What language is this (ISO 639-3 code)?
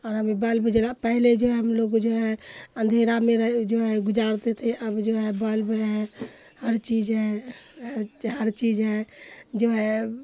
urd